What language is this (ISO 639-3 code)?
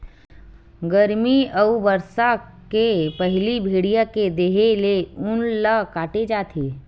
hne